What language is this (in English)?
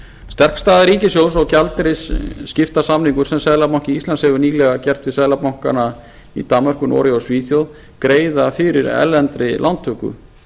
Icelandic